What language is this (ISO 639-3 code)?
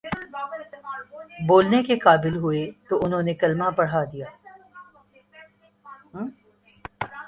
urd